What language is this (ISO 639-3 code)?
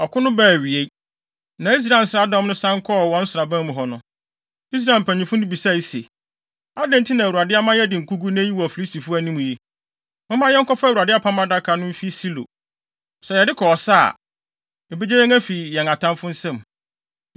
aka